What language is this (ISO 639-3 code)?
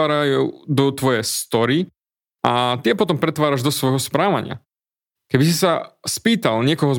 slk